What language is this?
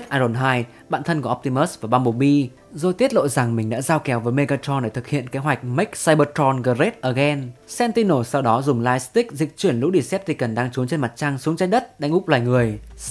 Vietnamese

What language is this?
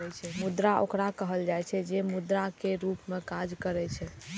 Maithili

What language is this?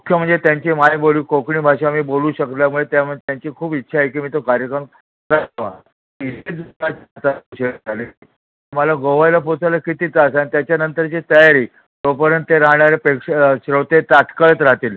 Marathi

